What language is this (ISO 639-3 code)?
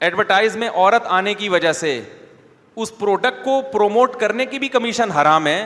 urd